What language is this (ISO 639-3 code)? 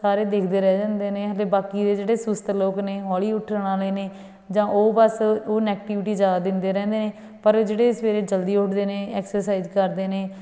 pan